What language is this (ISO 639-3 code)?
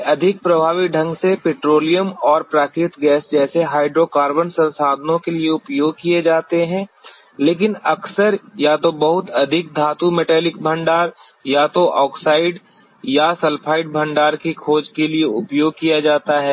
hin